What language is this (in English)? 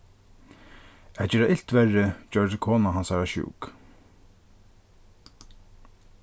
Faroese